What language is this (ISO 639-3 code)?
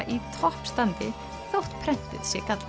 isl